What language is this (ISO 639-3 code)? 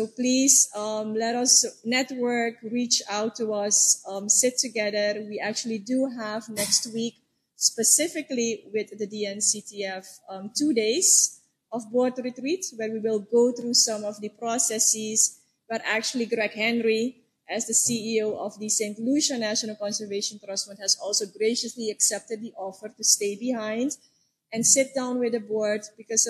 eng